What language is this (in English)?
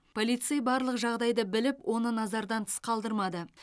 Kazakh